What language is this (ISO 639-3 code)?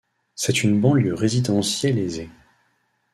fra